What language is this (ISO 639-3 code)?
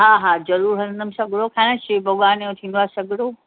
snd